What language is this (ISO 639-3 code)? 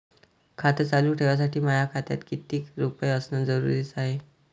mar